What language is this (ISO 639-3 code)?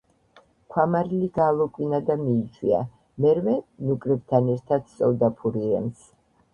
kat